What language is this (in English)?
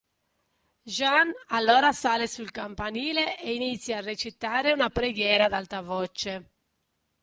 Italian